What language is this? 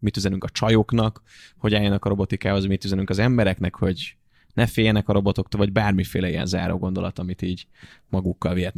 Hungarian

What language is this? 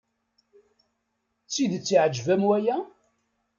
Kabyle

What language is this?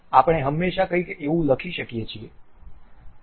Gujarati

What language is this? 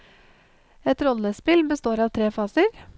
Norwegian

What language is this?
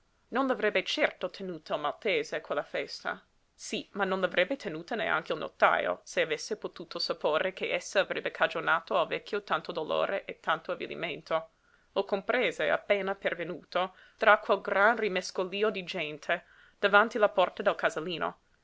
Italian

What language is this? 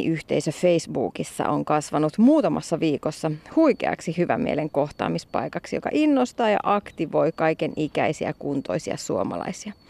Finnish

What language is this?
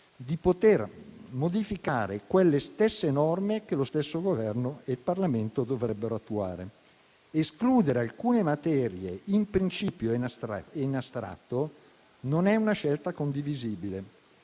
Italian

